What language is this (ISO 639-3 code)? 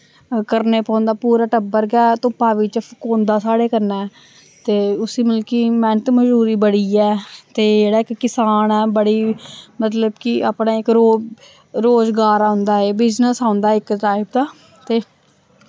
doi